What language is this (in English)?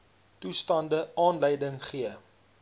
Afrikaans